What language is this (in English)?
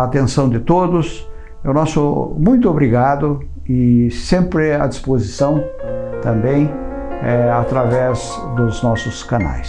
Portuguese